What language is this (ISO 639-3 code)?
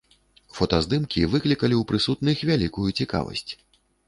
bel